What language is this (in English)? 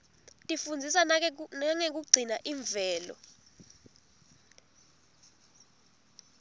Swati